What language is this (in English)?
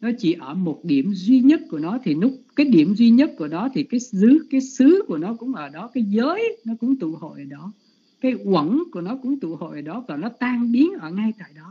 Vietnamese